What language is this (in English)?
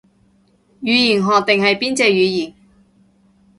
Cantonese